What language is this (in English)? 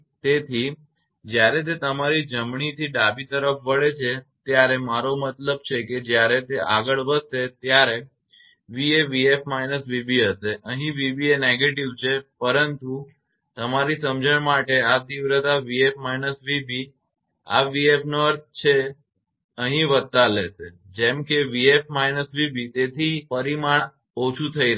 Gujarati